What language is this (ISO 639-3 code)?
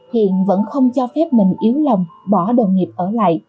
vie